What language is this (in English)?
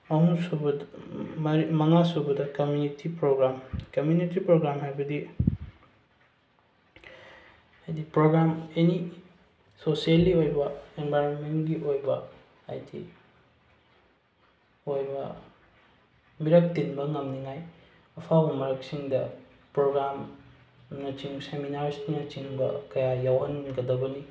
Manipuri